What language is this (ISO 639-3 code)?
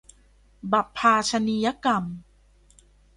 tha